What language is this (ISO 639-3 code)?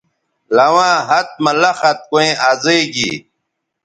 btv